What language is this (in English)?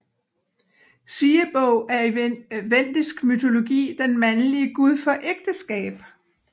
Danish